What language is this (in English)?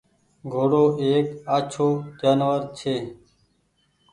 Goaria